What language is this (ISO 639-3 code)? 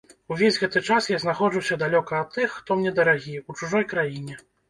bel